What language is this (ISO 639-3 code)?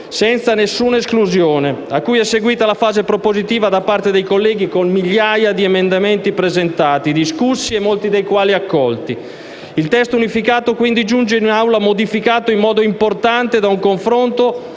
ita